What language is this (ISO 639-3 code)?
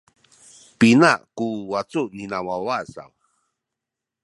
szy